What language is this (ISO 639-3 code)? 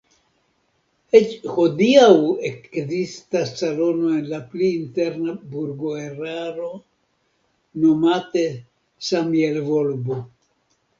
epo